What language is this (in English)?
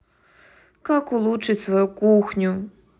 Russian